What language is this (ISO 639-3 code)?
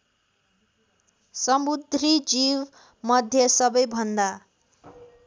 nep